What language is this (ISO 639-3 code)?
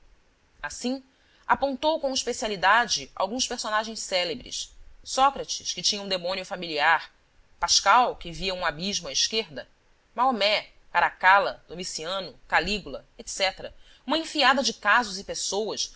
por